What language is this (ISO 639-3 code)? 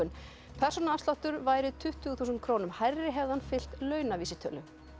isl